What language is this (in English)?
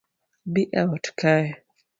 Luo (Kenya and Tanzania)